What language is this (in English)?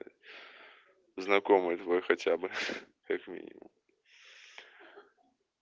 Russian